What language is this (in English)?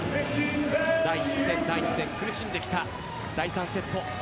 Japanese